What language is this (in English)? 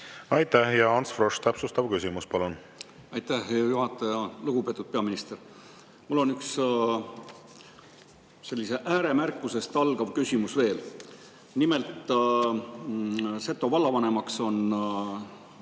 Estonian